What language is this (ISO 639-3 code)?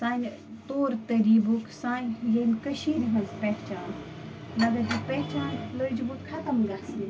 kas